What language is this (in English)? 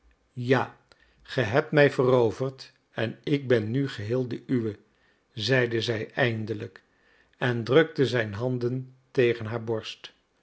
Dutch